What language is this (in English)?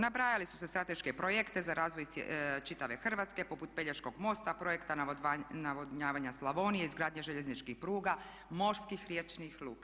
Croatian